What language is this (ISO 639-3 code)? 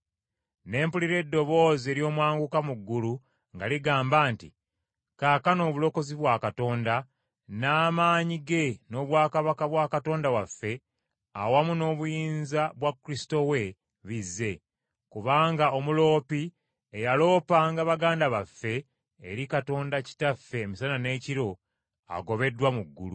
lug